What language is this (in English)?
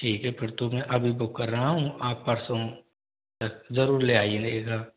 Hindi